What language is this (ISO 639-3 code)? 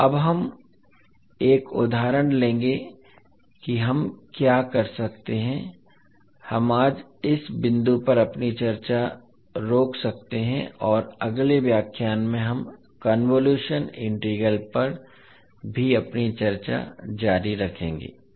hin